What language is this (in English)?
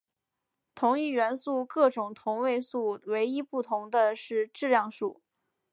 Chinese